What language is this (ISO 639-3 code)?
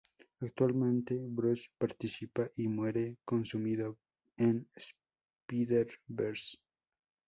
spa